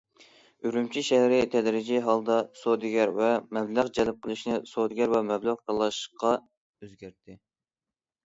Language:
Uyghur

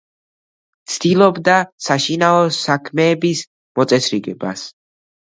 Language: Georgian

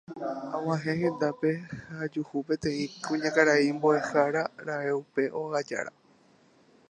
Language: Guarani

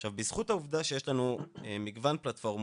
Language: Hebrew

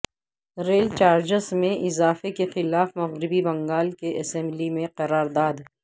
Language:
Urdu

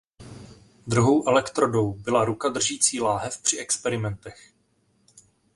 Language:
Czech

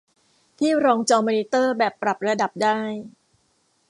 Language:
Thai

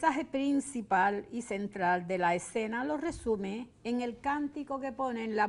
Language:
Spanish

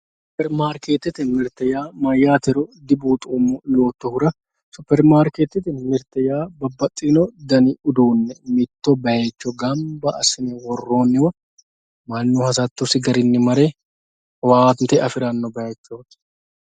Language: Sidamo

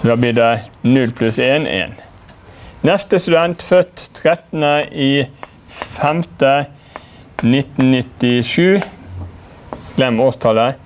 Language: Norwegian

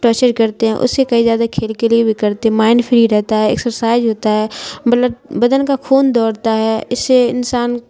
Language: Urdu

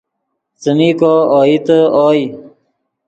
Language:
Yidgha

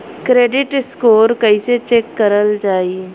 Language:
Bhojpuri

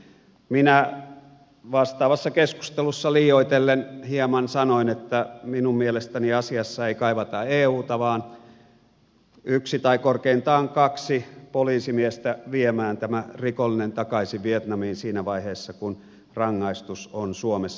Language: Finnish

